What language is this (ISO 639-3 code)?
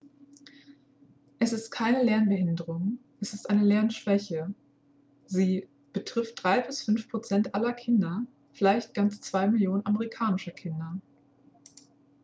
deu